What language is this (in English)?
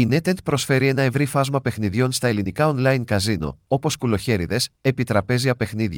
Greek